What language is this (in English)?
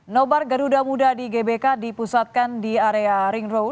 Indonesian